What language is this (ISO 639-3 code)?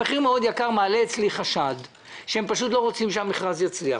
heb